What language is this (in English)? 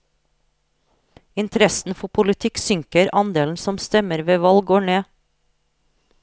Norwegian